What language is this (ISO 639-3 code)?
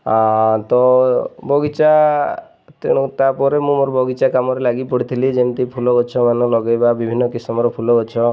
ori